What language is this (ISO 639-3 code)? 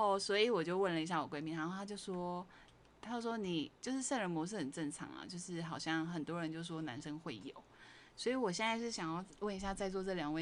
zho